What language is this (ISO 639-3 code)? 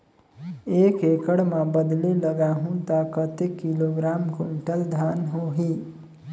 hne